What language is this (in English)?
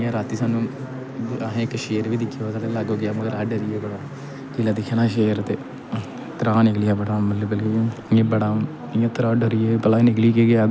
Dogri